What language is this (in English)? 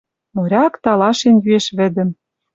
Western Mari